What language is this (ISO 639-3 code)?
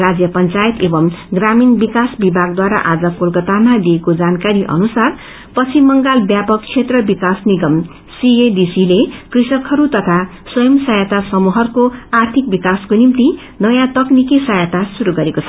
nep